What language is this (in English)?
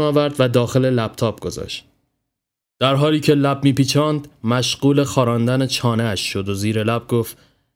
Persian